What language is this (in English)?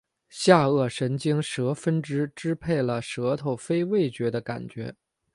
Chinese